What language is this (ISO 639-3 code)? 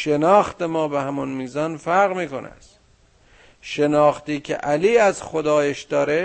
fas